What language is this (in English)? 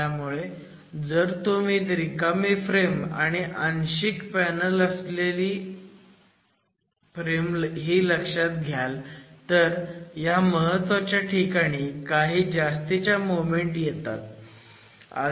Marathi